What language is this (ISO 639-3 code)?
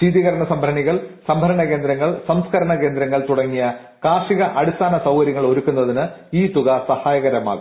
mal